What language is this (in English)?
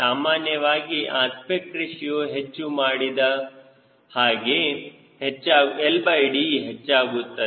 Kannada